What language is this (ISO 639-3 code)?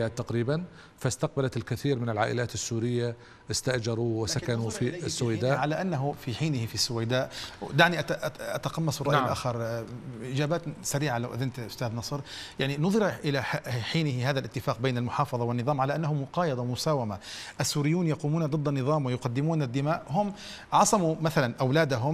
ara